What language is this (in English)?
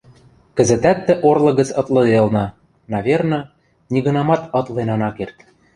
Western Mari